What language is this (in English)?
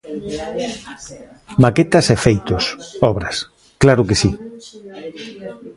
Galician